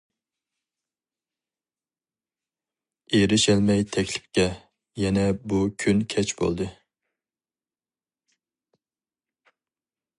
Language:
Uyghur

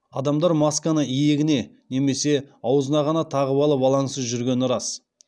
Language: Kazakh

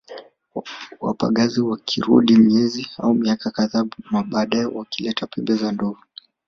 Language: Swahili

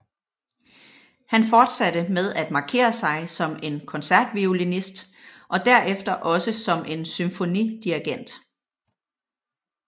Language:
Danish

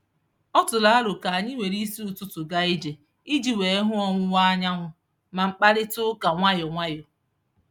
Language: Igbo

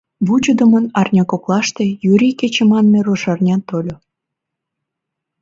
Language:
Mari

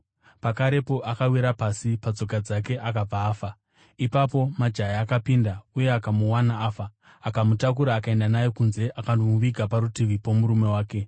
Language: Shona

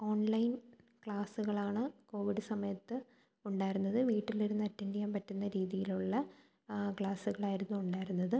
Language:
Malayalam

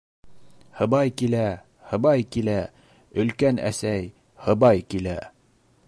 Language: Bashkir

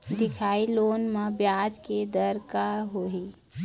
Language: Chhattisgarhi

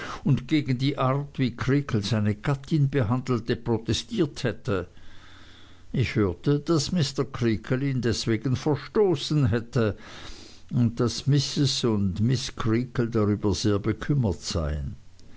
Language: German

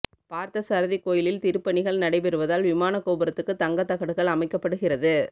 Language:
Tamil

